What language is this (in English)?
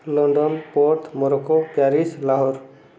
Odia